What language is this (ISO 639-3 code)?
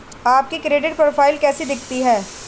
hin